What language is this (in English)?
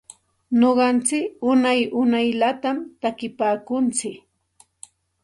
Santa Ana de Tusi Pasco Quechua